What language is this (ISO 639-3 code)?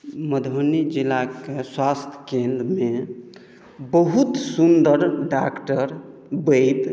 mai